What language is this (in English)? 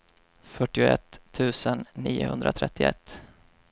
Swedish